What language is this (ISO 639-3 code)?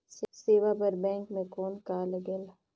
hne